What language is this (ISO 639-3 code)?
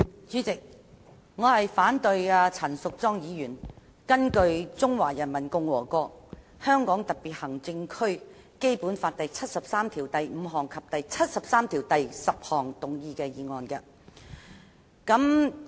yue